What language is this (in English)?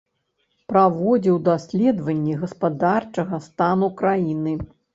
Belarusian